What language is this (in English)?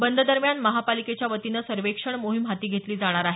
Marathi